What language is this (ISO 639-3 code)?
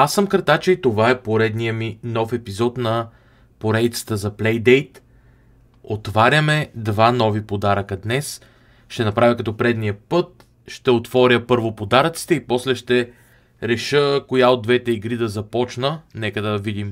bul